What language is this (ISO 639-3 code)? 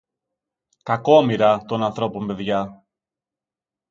ell